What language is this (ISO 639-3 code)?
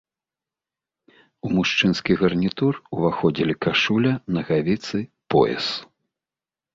bel